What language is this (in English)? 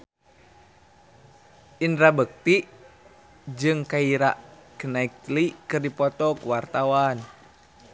Sundanese